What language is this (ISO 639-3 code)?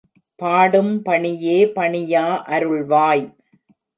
tam